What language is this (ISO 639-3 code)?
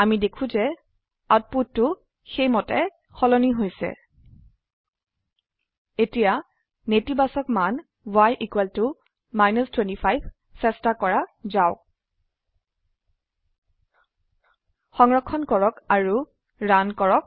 asm